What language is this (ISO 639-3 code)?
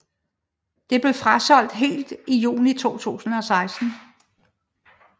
dan